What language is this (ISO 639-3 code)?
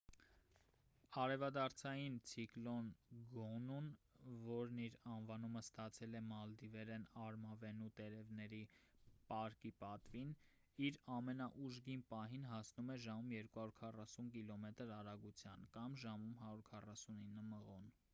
hye